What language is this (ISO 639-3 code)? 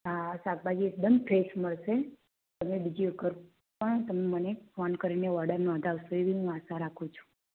guj